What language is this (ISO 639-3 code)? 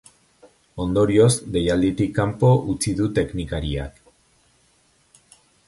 eus